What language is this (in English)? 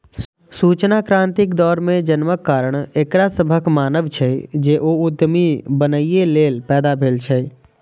Maithili